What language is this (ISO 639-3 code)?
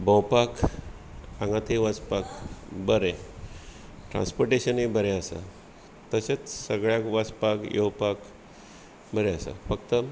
kok